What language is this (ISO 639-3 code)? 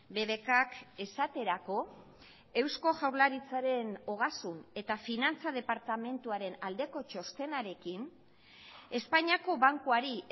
eus